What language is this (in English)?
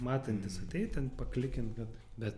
Lithuanian